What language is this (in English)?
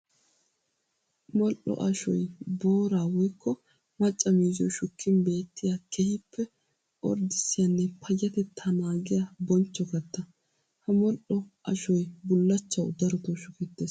Wolaytta